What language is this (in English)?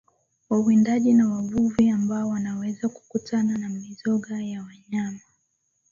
Swahili